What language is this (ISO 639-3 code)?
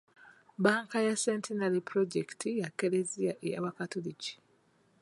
lug